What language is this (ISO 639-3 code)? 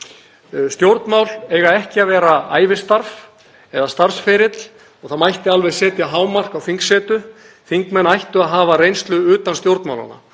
isl